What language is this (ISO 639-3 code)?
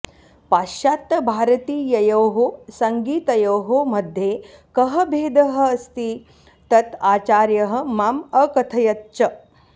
san